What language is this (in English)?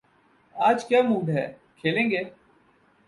Urdu